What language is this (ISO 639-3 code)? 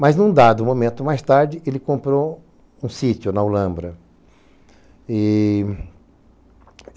por